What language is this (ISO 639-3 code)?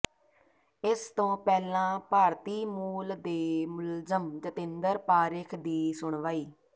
pan